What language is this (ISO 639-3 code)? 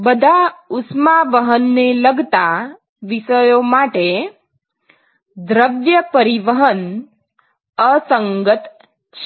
guj